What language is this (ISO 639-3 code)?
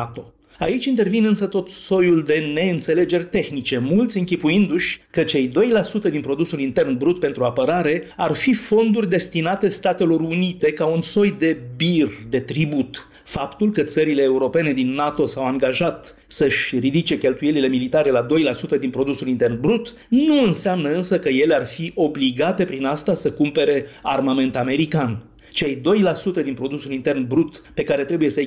ron